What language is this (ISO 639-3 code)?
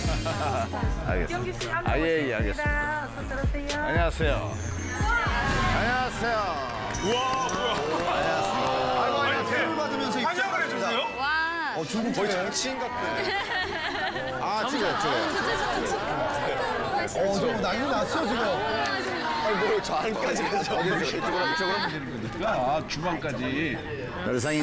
kor